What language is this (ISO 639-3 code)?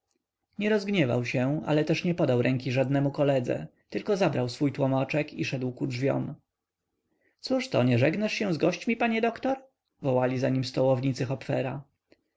pol